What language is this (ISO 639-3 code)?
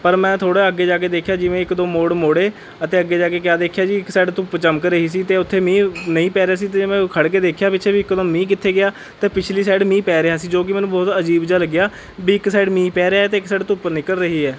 pan